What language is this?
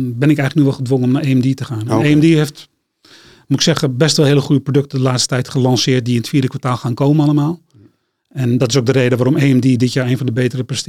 Dutch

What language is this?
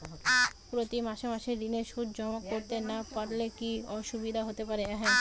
Bangla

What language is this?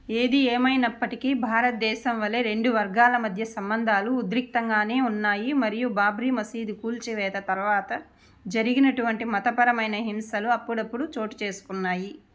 Telugu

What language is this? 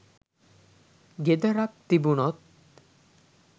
Sinhala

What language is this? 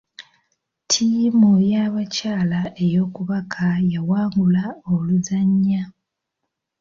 Ganda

